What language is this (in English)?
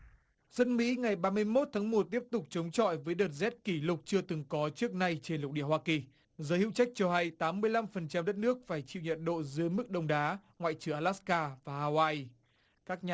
Vietnamese